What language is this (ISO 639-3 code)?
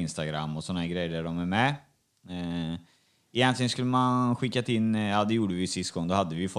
swe